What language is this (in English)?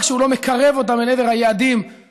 Hebrew